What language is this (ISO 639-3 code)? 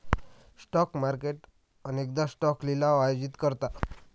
mar